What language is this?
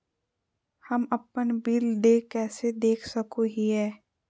Magahi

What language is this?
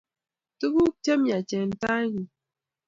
Kalenjin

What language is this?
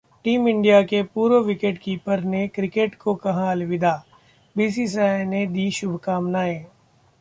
Hindi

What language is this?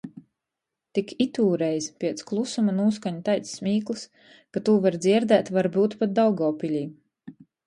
Latgalian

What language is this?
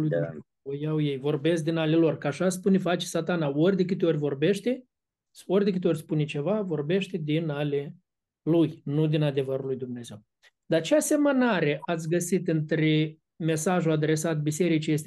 Romanian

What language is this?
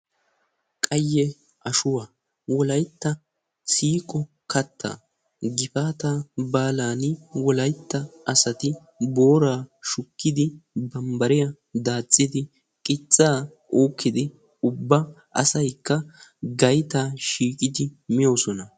Wolaytta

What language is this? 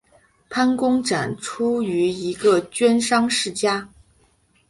Chinese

